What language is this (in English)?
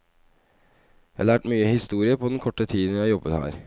Norwegian